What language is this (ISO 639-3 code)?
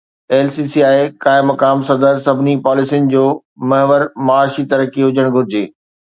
snd